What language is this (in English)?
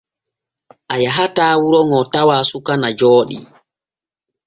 Borgu Fulfulde